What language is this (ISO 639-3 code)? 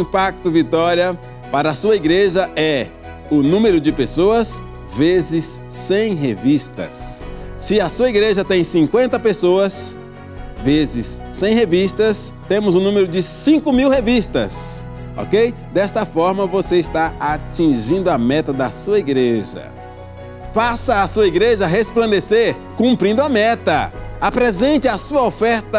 por